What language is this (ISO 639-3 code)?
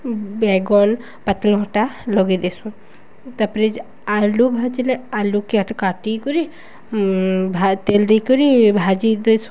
ori